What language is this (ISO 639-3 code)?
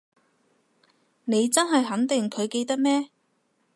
yue